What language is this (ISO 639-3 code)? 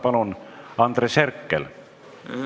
est